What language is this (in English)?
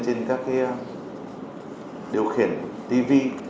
Vietnamese